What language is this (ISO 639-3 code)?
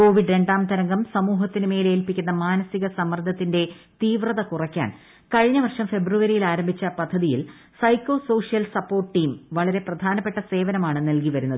mal